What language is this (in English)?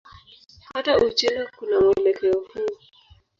Swahili